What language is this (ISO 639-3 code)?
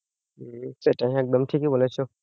ben